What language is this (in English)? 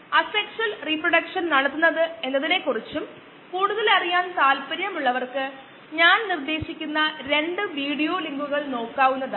Malayalam